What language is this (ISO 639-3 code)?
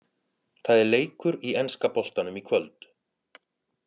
isl